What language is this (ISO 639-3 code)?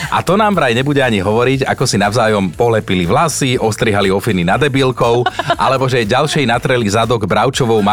slk